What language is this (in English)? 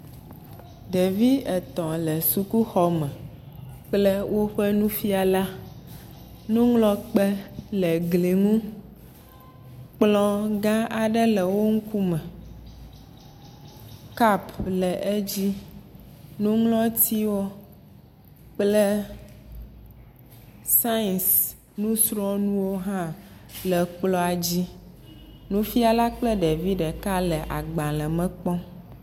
Ewe